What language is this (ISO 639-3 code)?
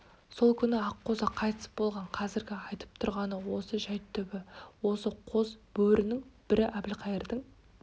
kaz